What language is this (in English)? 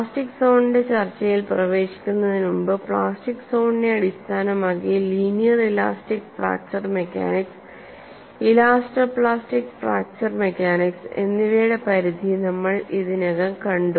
Malayalam